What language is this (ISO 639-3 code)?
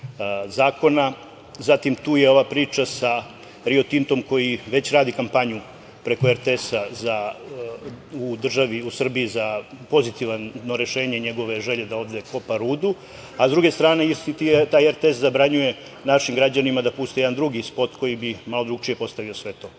srp